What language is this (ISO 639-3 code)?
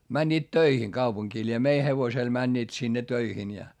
fin